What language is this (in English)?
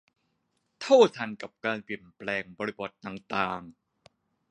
Thai